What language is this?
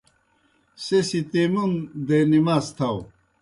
Kohistani Shina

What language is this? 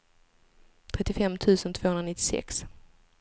Swedish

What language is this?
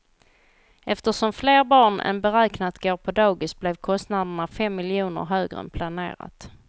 Swedish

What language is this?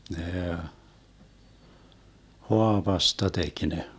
Finnish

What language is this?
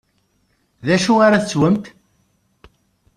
Kabyle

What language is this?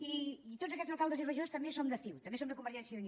Catalan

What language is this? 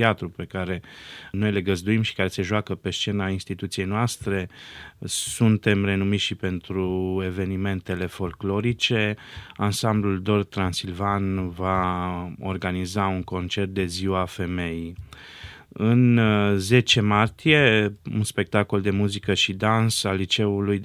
Romanian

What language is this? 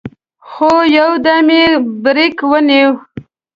Pashto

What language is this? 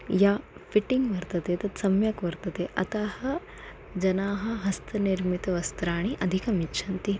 Sanskrit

